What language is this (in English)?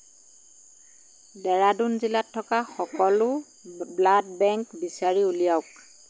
Assamese